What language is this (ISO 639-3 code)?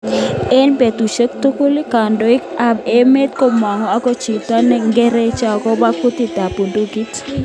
kln